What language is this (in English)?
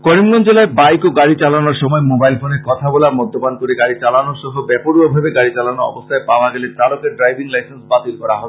Bangla